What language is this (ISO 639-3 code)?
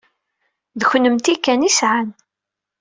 kab